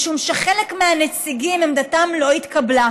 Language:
Hebrew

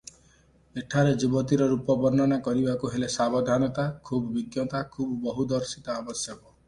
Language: Odia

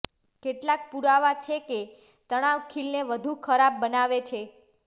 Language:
Gujarati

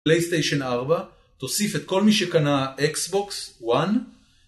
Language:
Hebrew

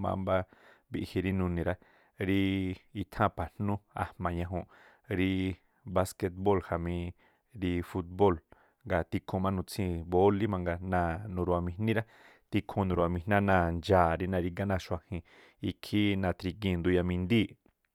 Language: Tlacoapa Me'phaa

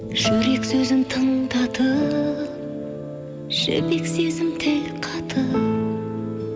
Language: Kazakh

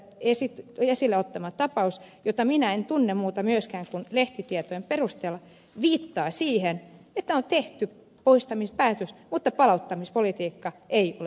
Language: Finnish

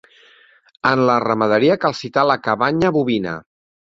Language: Catalan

